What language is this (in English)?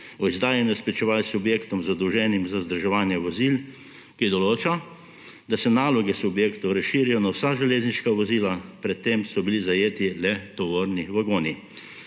Slovenian